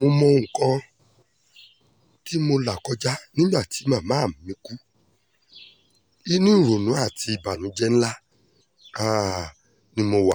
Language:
Yoruba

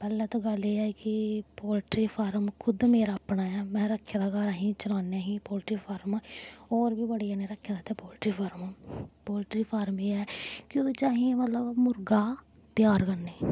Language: Dogri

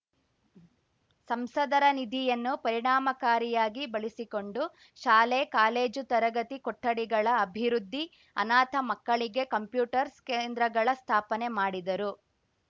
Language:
Kannada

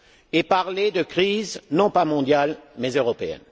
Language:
French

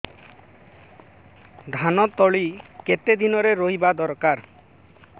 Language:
Odia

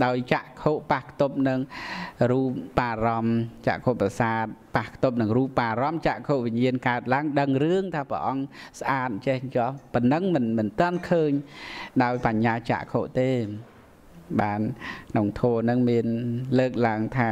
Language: Vietnamese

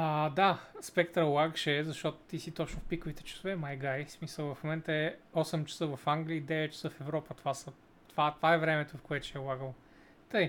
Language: Bulgarian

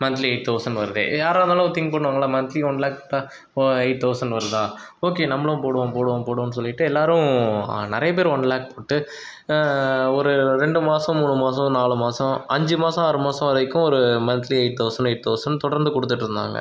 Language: Tamil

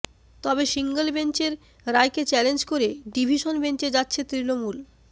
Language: Bangla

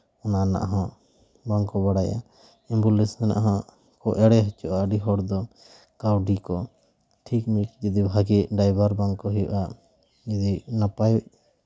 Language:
Santali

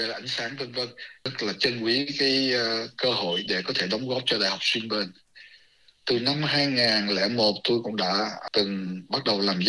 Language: Vietnamese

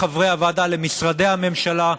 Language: Hebrew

